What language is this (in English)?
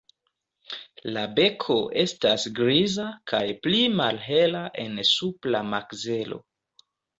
Esperanto